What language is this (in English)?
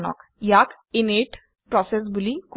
Assamese